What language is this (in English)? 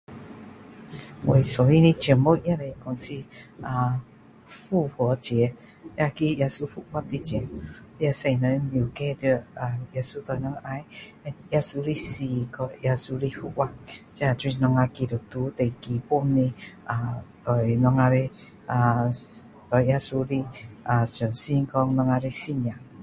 Min Dong Chinese